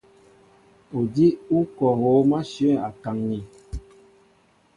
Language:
Mbo (Cameroon)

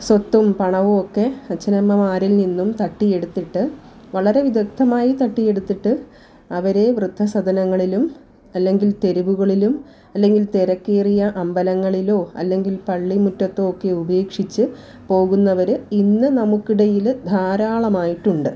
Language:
Malayalam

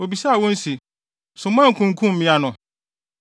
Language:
Akan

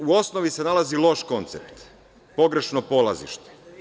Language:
Serbian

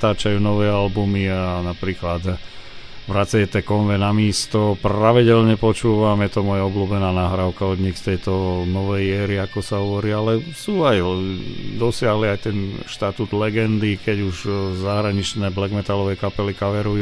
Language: Slovak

